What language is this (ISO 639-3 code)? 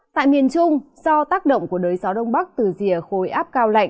vie